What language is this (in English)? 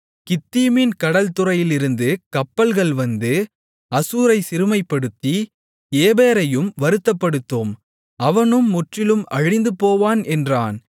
Tamil